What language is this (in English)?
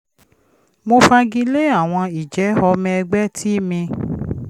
Yoruba